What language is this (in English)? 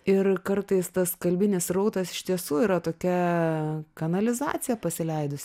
Lithuanian